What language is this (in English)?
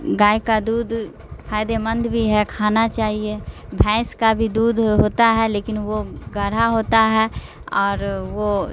Urdu